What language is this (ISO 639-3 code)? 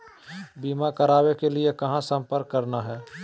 mag